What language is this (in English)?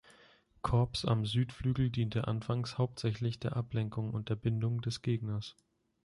German